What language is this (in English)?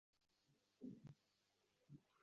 Uzbek